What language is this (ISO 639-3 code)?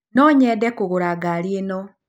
kik